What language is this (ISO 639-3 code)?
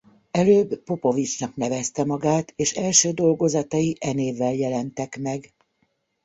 hun